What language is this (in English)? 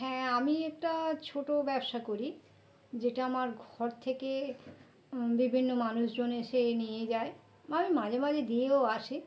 Bangla